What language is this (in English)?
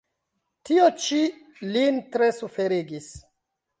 Esperanto